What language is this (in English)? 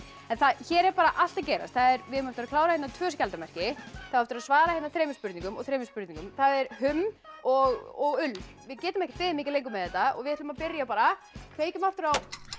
Icelandic